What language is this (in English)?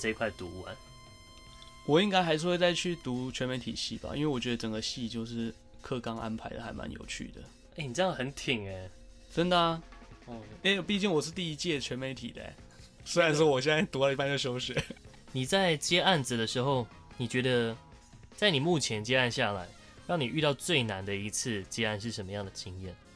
Chinese